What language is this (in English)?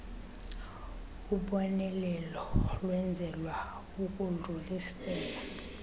Xhosa